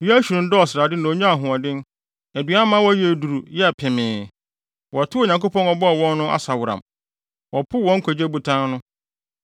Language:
Akan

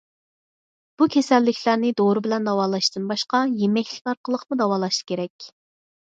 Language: Uyghur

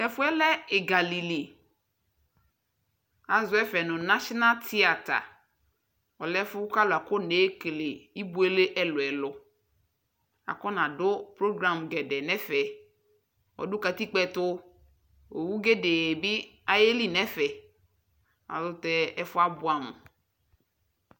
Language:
Ikposo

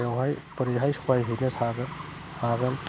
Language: Bodo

